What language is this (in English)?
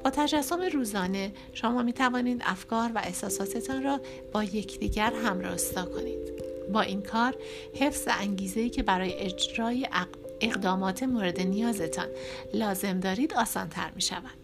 Persian